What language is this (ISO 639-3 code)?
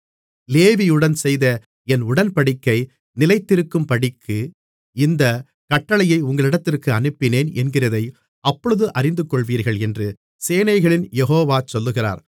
tam